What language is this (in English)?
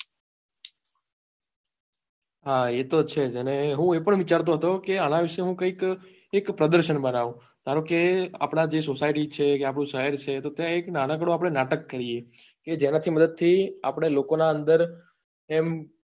Gujarati